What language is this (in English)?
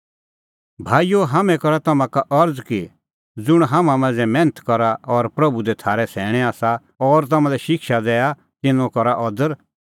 Kullu Pahari